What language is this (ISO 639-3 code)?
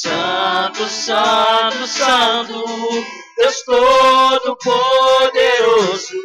por